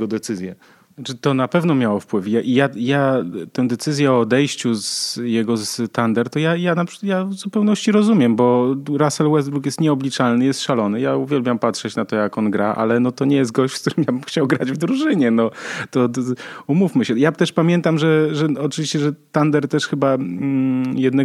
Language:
Polish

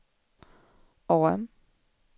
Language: Swedish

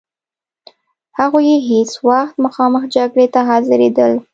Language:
Pashto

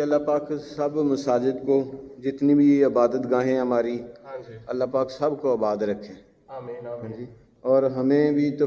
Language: Hindi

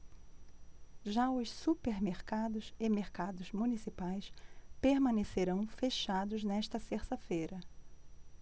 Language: Portuguese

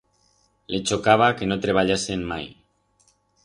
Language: Aragonese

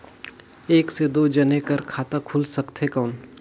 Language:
Chhattisgarhi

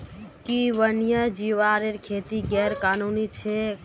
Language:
Magahi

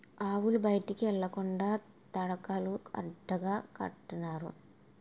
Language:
Telugu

